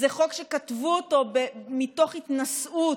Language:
Hebrew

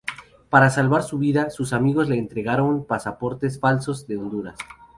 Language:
Spanish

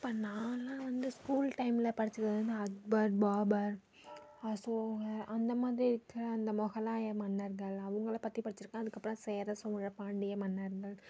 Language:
Tamil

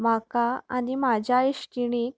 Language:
Konkani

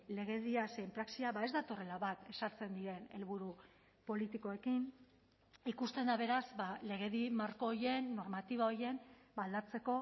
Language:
Basque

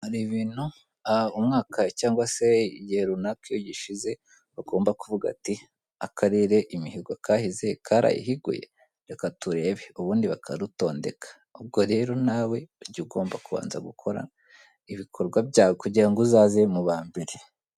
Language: Kinyarwanda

